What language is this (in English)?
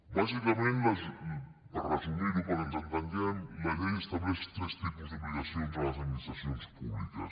Catalan